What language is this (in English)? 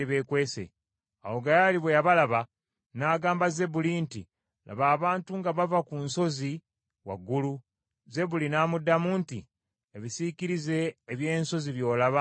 Ganda